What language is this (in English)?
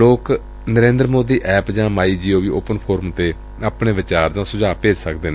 Punjabi